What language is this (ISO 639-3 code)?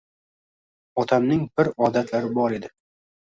uzb